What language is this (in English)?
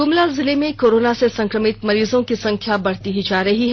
Hindi